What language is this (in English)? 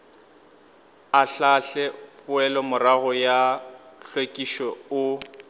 Northern Sotho